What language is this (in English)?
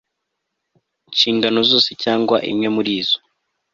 Kinyarwanda